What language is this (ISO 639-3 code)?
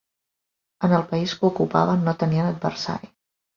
cat